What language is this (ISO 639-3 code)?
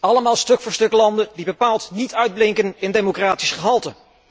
nld